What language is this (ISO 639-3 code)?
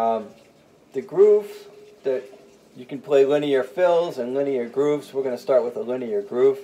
eng